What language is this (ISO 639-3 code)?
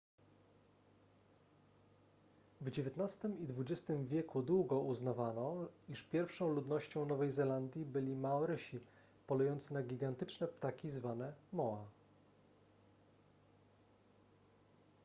pol